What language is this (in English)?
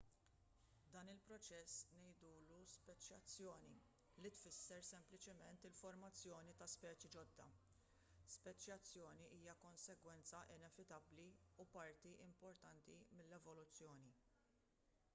Maltese